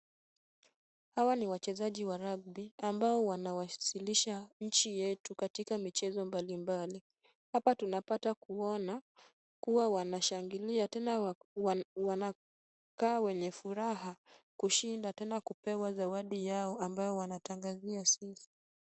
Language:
Swahili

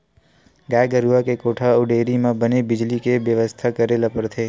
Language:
Chhattisgarhi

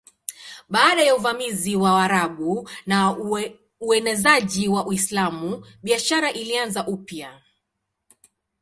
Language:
Swahili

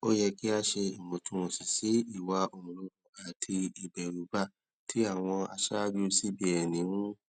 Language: Yoruba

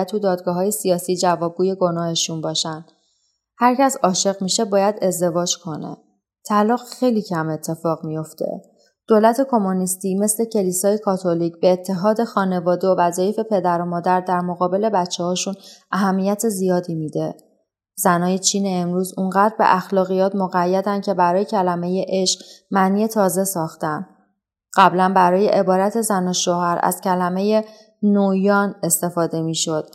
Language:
Persian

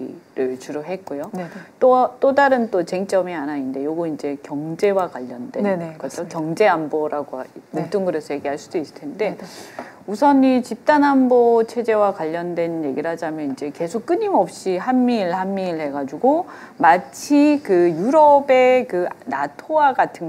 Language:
Korean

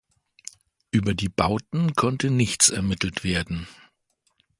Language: German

